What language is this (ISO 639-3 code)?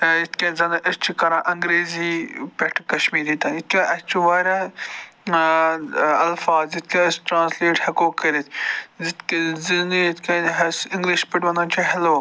kas